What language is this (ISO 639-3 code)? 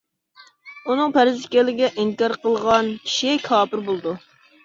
uig